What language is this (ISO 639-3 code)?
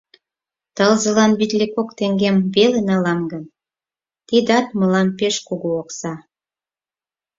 chm